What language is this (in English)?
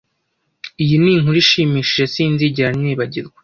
Kinyarwanda